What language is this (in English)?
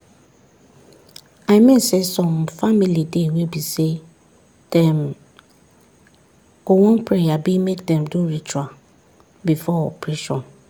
Nigerian Pidgin